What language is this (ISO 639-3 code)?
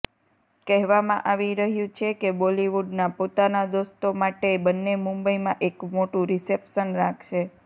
guj